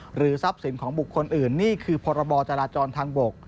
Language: Thai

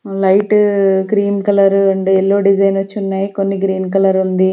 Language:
Telugu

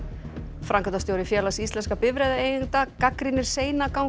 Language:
Icelandic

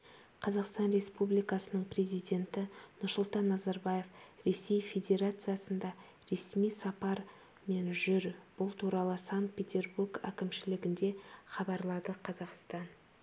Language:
Kazakh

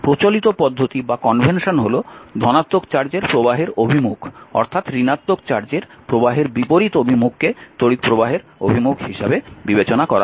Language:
Bangla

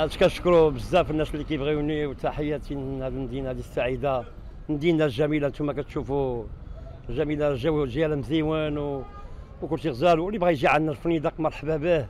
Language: Arabic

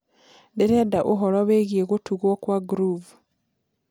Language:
Kikuyu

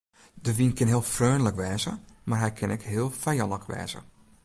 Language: Western Frisian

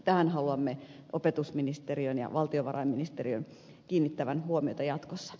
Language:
Finnish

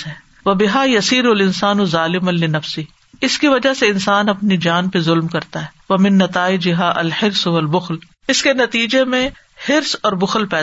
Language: Urdu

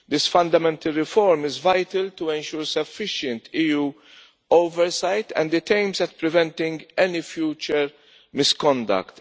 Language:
English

